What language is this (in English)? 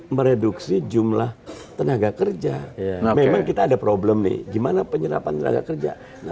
Indonesian